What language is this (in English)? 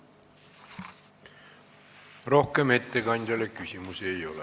Estonian